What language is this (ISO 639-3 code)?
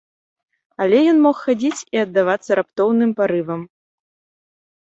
bel